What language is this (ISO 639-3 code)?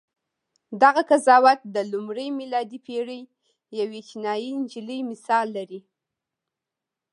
pus